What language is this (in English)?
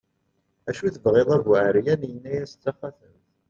Kabyle